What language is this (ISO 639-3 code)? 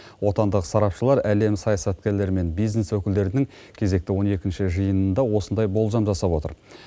kaz